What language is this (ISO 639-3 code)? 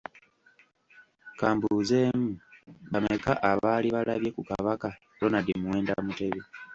lug